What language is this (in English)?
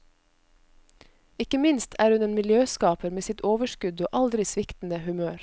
Norwegian